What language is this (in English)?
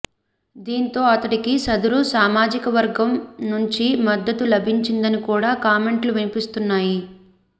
Telugu